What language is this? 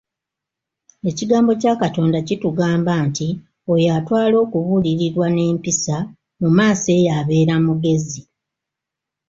Ganda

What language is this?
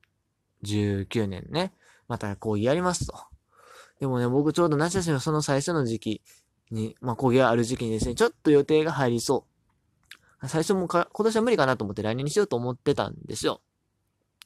Japanese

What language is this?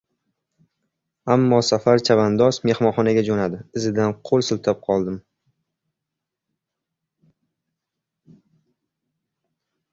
Uzbek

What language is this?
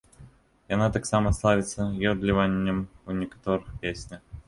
Belarusian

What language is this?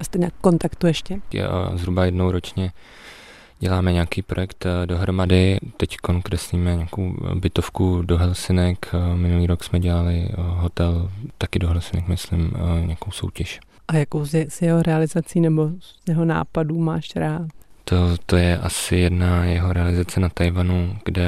Czech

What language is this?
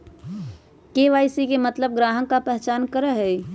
Magahi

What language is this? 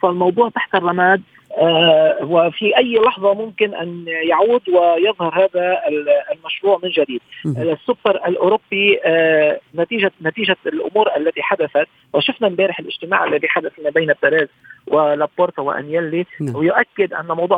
Arabic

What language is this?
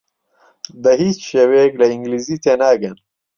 Central Kurdish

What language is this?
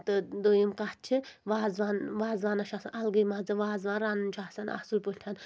Kashmiri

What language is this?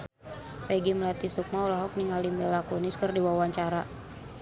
Sundanese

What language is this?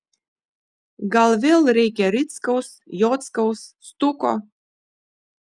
Lithuanian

